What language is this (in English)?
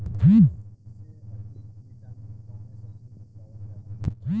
Bhojpuri